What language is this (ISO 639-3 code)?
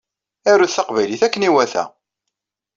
kab